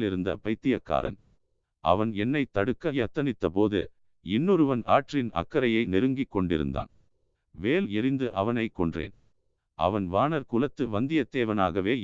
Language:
Tamil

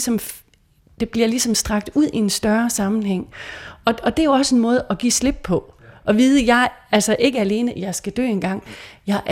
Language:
Danish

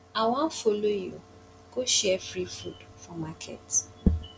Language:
Nigerian Pidgin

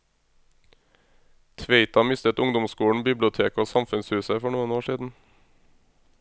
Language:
Norwegian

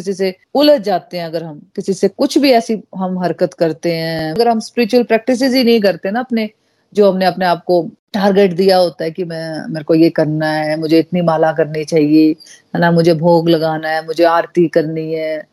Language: Hindi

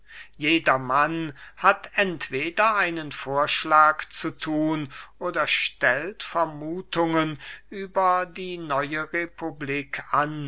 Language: German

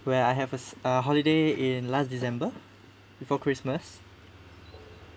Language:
English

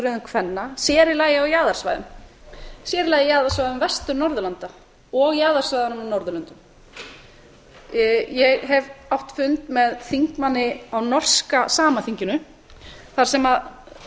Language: Icelandic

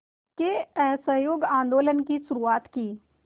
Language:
Hindi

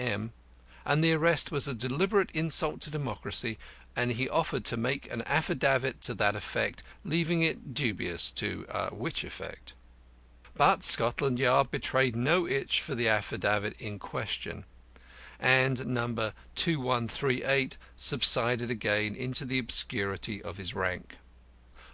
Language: English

